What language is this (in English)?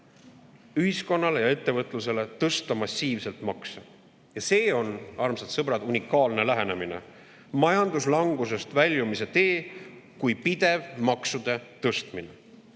Estonian